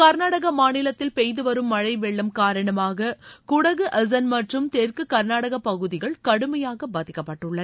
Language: Tamil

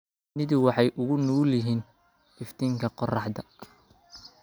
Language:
Somali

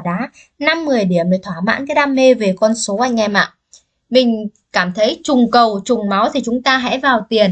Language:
Vietnamese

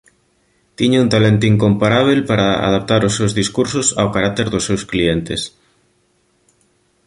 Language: Galician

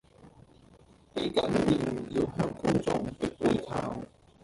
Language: Cantonese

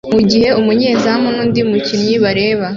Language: Kinyarwanda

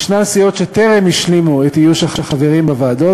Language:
Hebrew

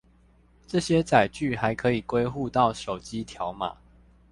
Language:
Chinese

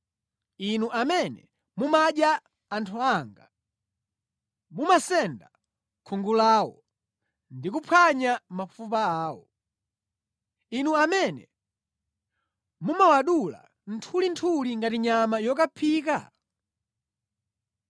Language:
Nyanja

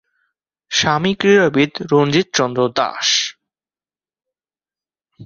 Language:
Bangla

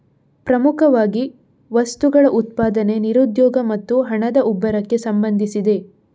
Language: Kannada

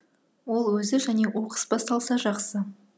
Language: Kazakh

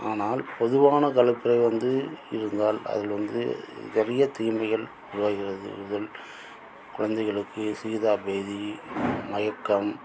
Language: Tamil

